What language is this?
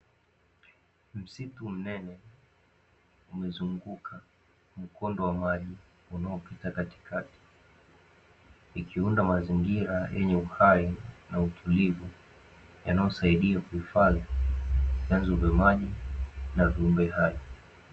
Swahili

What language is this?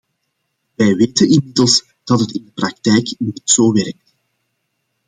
Dutch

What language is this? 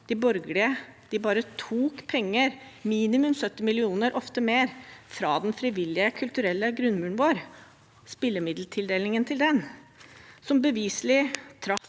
Norwegian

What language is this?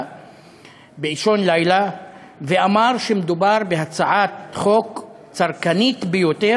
Hebrew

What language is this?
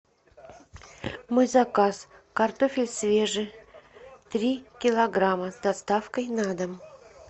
Russian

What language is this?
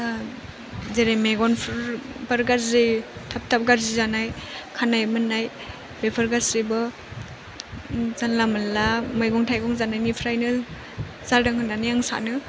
Bodo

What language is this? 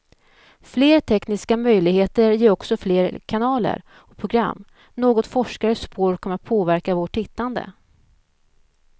Swedish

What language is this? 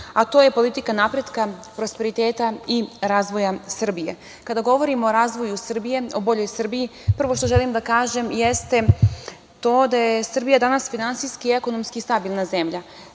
Serbian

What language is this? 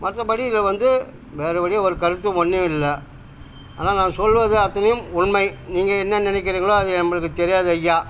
Tamil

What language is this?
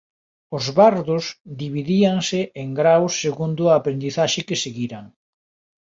Galician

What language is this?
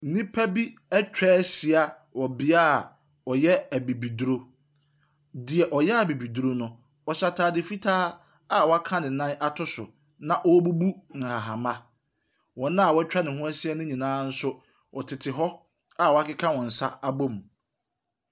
Akan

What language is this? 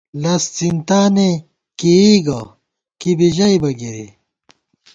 Gawar-Bati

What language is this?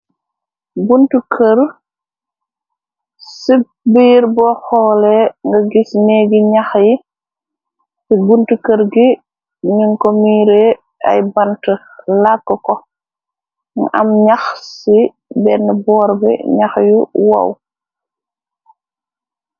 Wolof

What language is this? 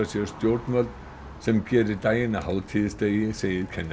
Icelandic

